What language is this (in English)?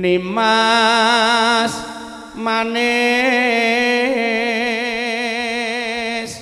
Indonesian